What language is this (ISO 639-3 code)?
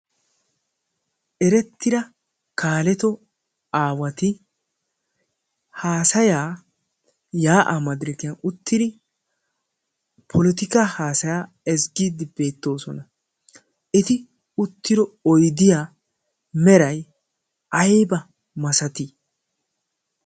wal